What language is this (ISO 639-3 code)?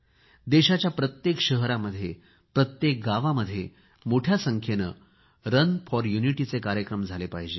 mar